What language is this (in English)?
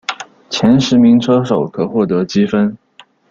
Chinese